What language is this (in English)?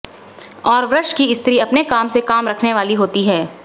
Hindi